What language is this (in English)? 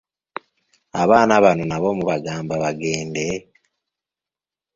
Ganda